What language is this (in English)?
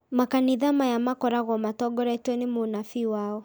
Kikuyu